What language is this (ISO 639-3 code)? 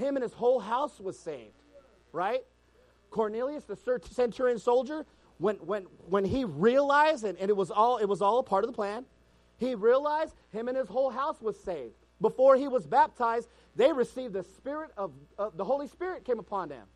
eng